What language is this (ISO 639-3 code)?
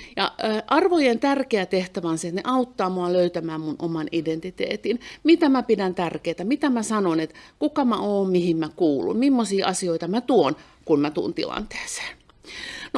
fin